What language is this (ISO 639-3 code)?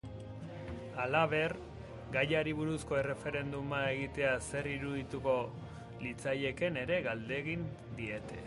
eus